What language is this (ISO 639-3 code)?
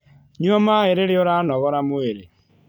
kik